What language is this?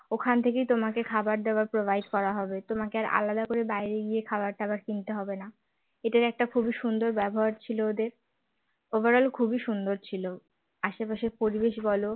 Bangla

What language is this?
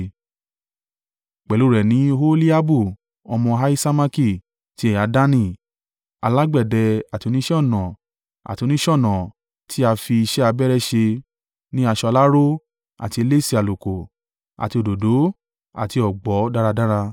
Yoruba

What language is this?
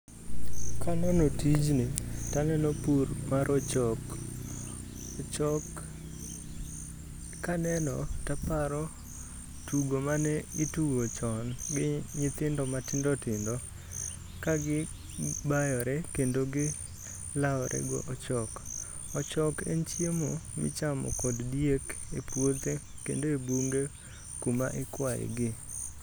Luo (Kenya and Tanzania)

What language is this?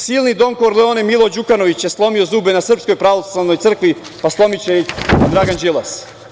Serbian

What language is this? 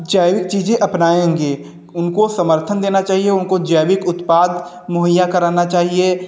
Hindi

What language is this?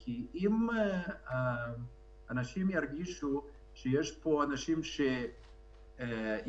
Hebrew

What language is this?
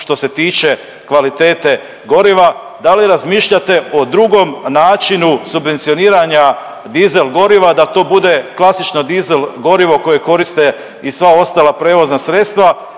Croatian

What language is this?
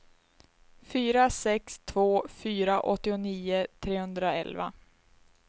Swedish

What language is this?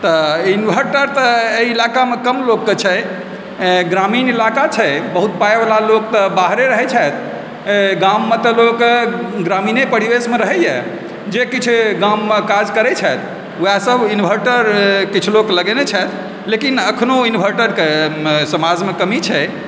Maithili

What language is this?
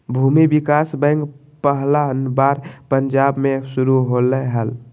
Magahi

